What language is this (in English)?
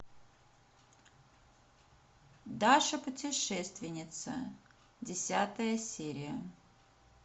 Russian